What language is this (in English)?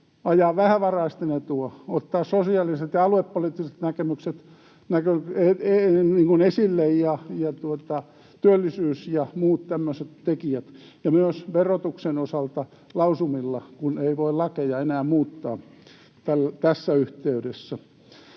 Finnish